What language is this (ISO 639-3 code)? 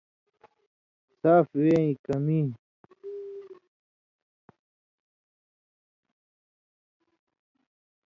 mvy